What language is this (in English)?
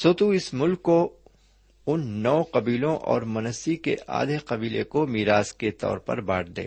Urdu